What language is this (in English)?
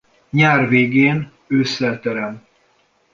Hungarian